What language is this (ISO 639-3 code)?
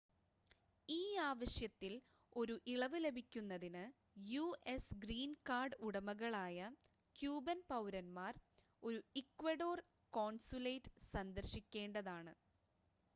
mal